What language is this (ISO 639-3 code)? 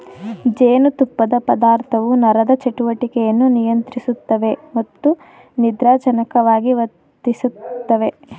kan